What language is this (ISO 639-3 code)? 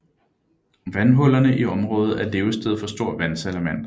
dan